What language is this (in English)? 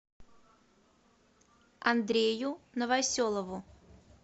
Russian